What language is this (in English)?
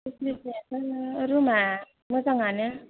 Bodo